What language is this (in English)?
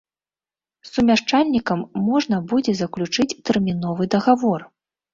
Belarusian